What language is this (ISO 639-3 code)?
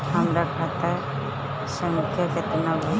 bho